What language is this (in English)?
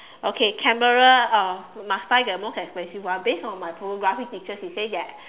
English